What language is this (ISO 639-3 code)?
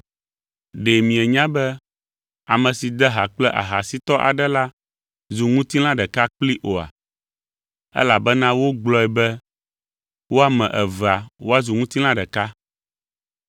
ewe